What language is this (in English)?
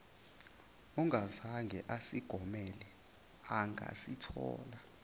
Zulu